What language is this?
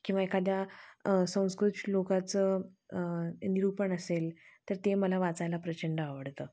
Marathi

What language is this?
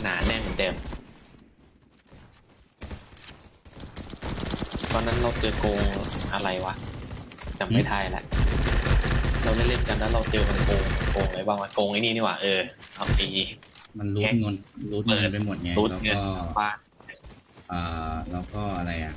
Thai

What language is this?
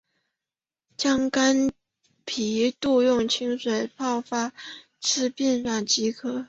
Chinese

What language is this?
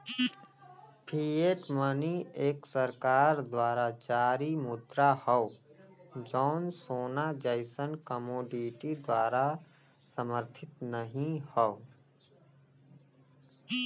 Bhojpuri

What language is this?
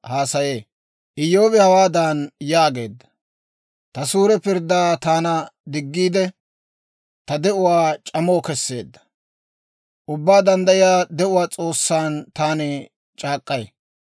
Dawro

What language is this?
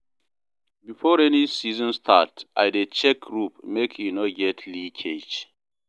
Nigerian Pidgin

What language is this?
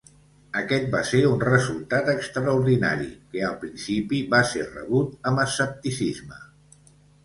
Catalan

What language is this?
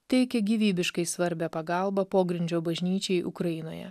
Lithuanian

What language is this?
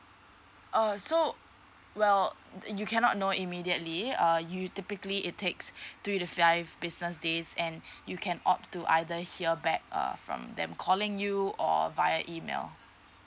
English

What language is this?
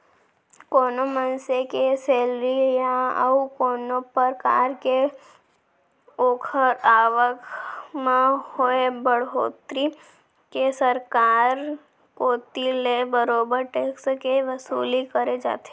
Chhattisgarhi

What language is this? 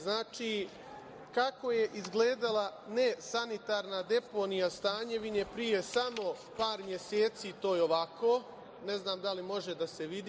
Serbian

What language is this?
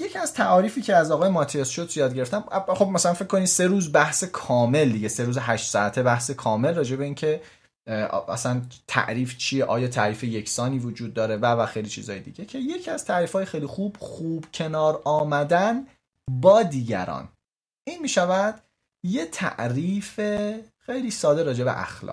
Persian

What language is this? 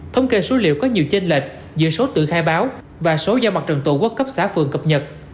Vietnamese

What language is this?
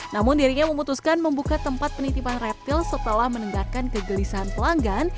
Indonesian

